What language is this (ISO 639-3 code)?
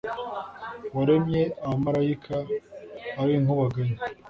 kin